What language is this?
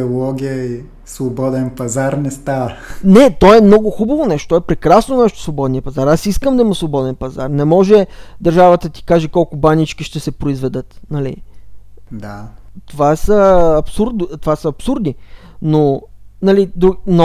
Bulgarian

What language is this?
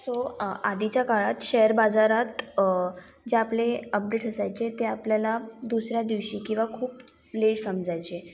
Marathi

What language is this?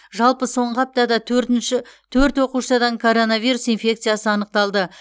Kazakh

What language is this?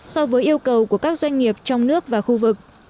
Vietnamese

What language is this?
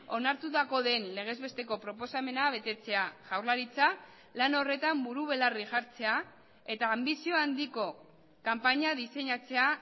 Basque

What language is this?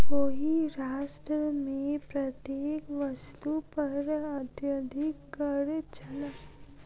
Maithili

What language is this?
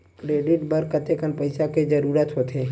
Chhattisgarhi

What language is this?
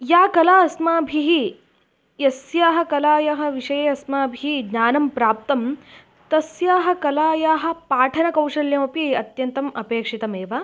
Sanskrit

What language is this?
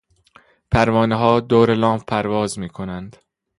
Persian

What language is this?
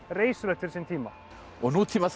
Icelandic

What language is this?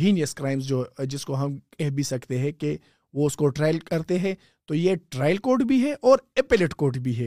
Urdu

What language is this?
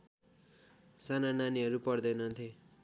Nepali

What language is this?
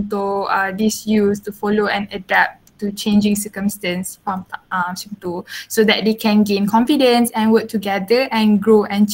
Malay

